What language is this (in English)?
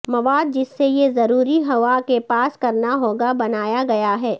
Urdu